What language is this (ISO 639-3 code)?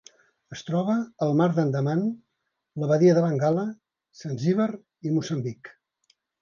cat